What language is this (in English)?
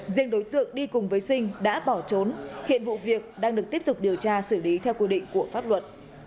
Vietnamese